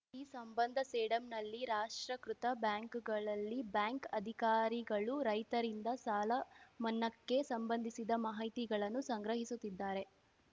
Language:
Kannada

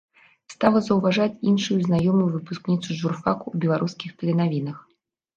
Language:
Belarusian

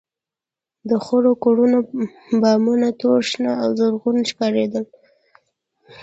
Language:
Pashto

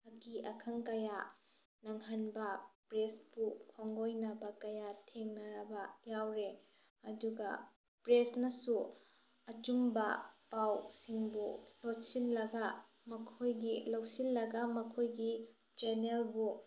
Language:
Manipuri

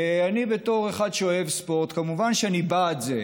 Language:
Hebrew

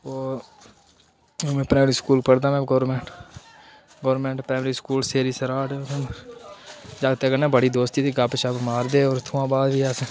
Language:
Dogri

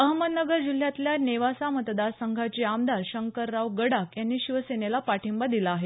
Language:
Marathi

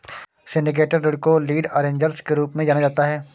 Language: Hindi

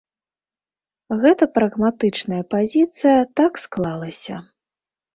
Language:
Belarusian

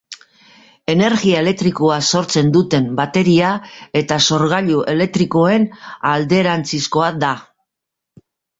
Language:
Basque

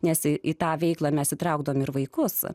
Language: Lithuanian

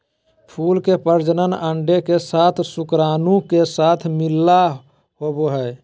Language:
Magahi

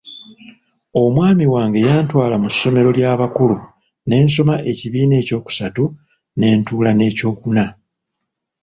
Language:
Ganda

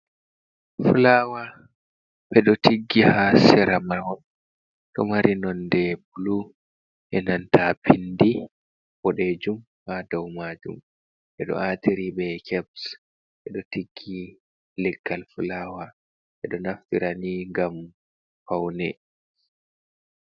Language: Fula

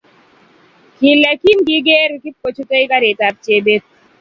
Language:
Kalenjin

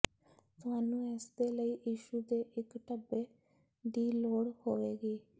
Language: Punjabi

